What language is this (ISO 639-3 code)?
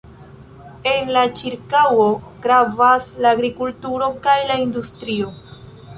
epo